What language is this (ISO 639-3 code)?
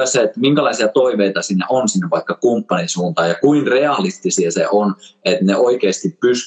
fin